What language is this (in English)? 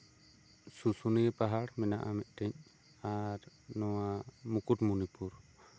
Santali